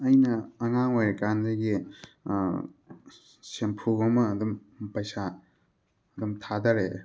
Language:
Manipuri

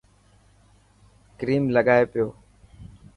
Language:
Dhatki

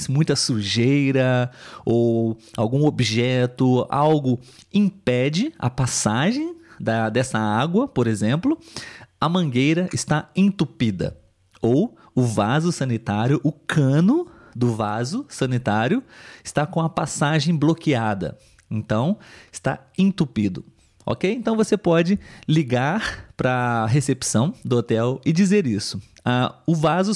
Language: Portuguese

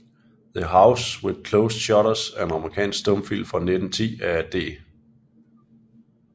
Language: Danish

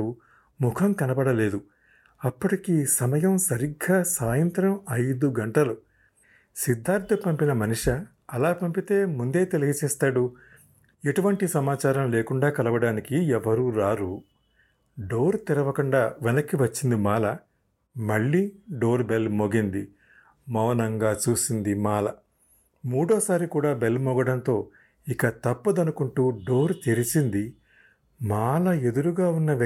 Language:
Telugu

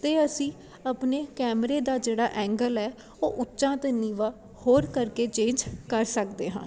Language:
Punjabi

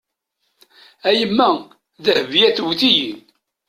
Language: Kabyle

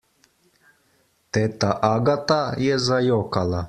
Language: Slovenian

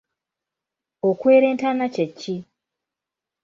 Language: Ganda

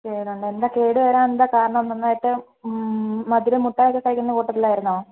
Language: Malayalam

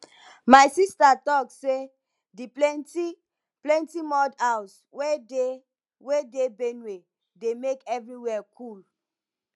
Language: Nigerian Pidgin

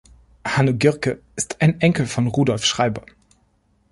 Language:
German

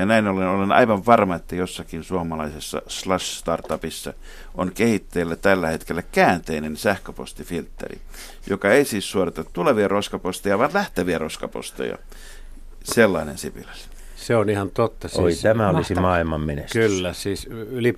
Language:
Finnish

